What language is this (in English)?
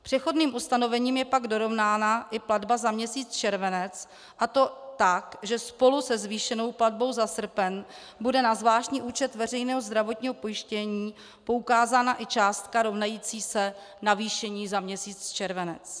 Czech